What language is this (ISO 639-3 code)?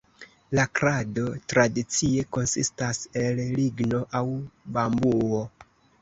epo